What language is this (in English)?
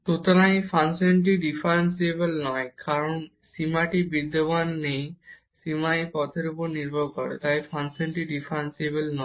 Bangla